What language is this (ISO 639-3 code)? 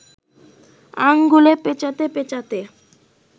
ben